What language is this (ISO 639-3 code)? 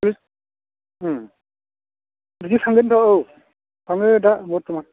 brx